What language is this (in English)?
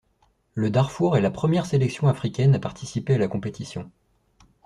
French